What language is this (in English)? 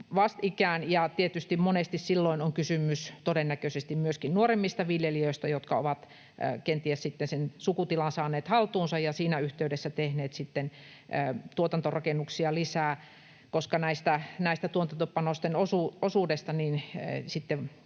Finnish